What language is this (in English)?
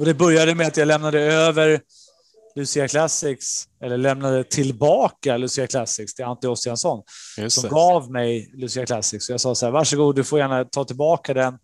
Swedish